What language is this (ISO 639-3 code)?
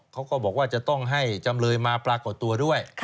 tha